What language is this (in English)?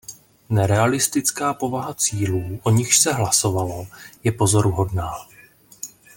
Czech